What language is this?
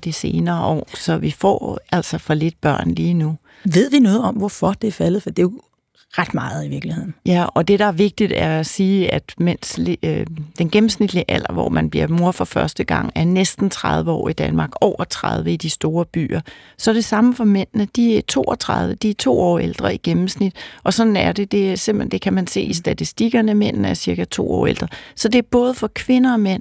Danish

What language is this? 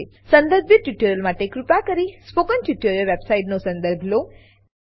Gujarati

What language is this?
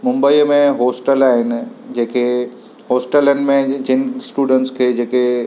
Sindhi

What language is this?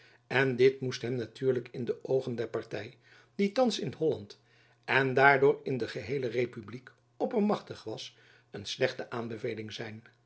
Dutch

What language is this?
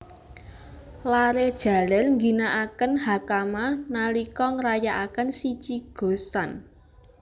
Javanese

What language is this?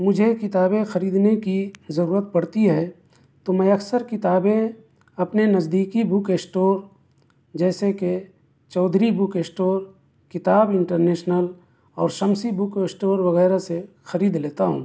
Urdu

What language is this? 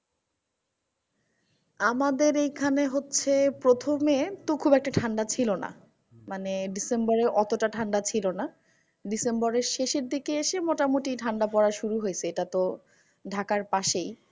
Bangla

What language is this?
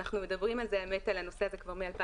Hebrew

